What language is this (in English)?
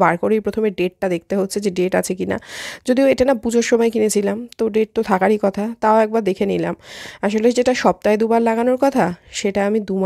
Bangla